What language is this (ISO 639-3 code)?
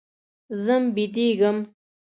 pus